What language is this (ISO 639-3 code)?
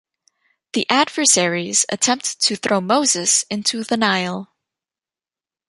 eng